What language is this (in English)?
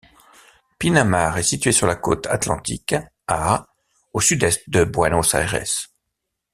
French